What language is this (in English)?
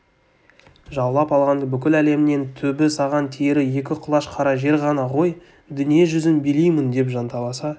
Kazakh